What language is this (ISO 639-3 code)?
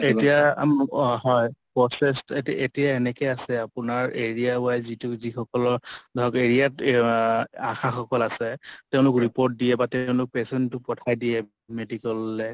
asm